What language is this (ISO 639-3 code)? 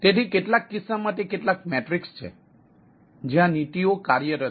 guj